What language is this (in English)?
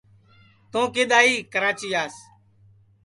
Sansi